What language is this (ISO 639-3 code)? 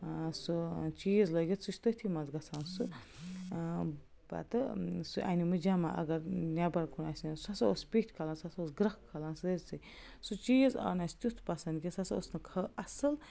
kas